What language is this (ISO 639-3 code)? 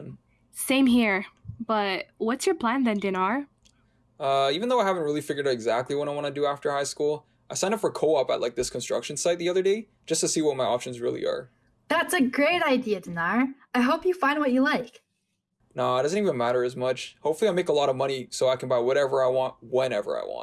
eng